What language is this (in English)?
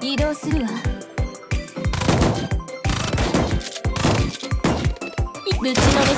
Japanese